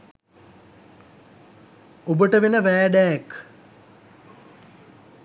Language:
Sinhala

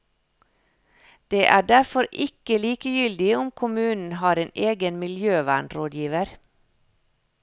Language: Norwegian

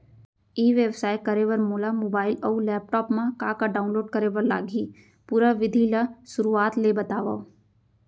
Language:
Chhattisgarhi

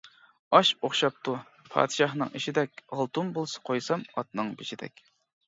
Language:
Uyghur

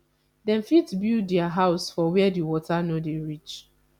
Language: Nigerian Pidgin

